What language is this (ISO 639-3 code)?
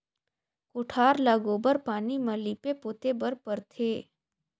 hne